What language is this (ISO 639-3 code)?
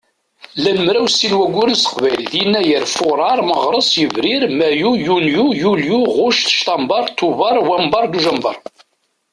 kab